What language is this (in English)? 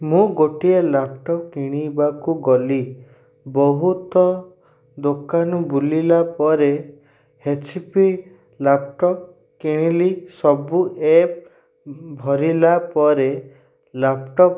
Odia